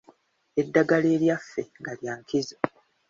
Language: Ganda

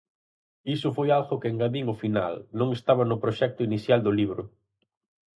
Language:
Galician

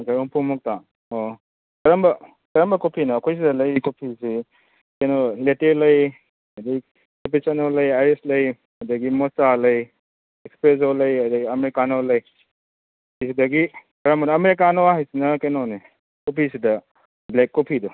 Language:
Manipuri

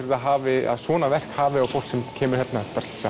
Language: Icelandic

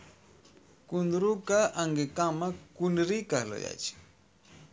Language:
Maithili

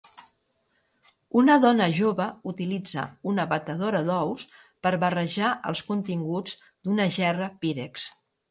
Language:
Catalan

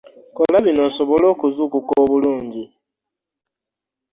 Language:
Ganda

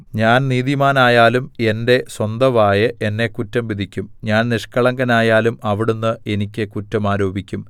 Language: Malayalam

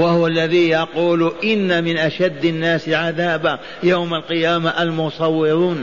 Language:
Arabic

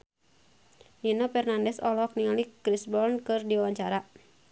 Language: Sundanese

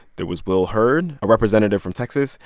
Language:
English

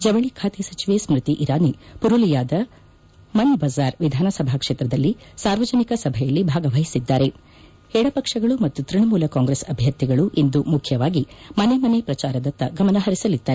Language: Kannada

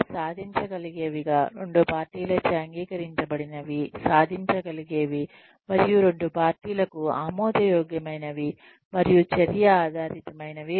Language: Telugu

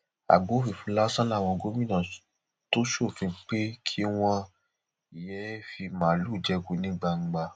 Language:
Yoruba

